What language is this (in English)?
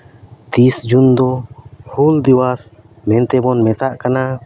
Santali